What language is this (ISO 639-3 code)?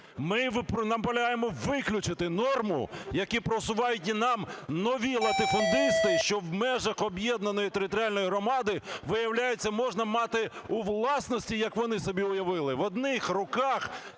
ukr